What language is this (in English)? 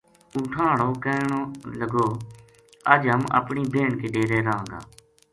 Gujari